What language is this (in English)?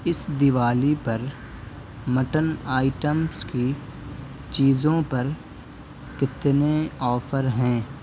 Urdu